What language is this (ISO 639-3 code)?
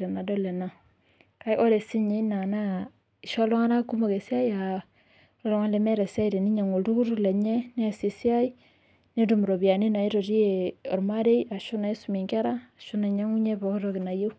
mas